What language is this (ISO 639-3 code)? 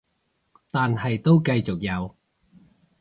yue